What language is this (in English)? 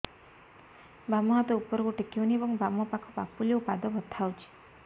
Odia